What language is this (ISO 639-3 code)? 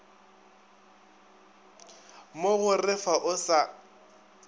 nso